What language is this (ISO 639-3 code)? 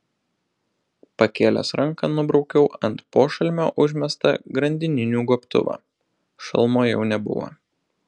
lit